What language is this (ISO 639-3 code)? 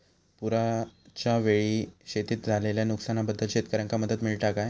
mar